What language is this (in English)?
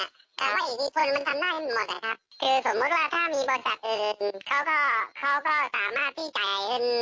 Thai